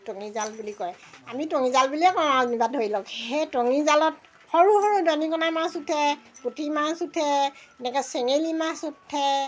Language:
Assamese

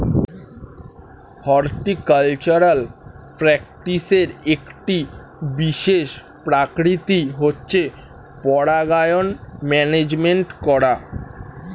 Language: Bangla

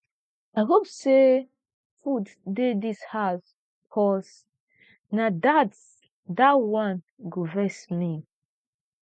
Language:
Nigerian Pidgin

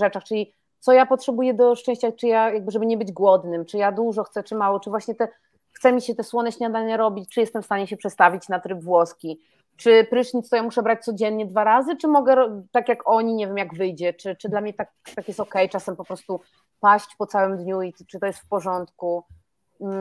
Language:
Polish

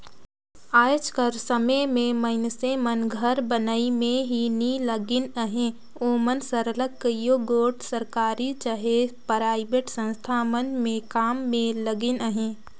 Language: Chhattisgarhi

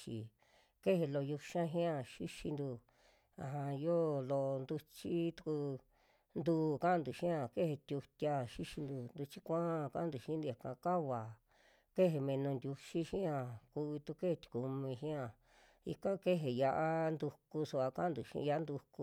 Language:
Western Juxtlahuaca Mixtec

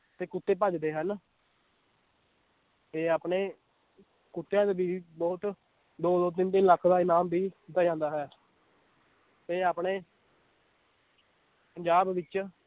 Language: Punjabi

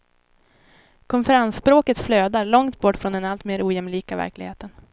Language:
Swedish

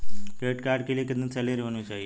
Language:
Hindi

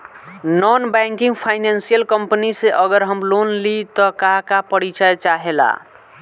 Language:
Bhojpuri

